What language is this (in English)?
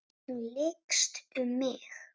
Icelandic